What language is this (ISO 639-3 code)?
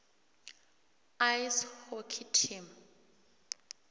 nbl